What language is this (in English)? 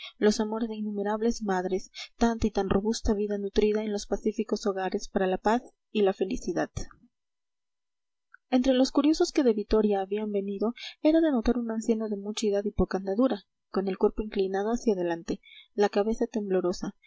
Spanish